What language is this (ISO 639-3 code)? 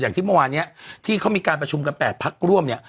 tha